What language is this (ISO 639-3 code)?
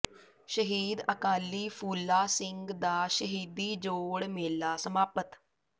pan